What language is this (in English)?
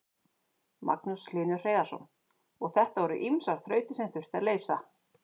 Icelandic